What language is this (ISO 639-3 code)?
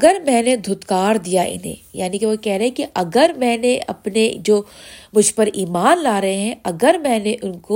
urd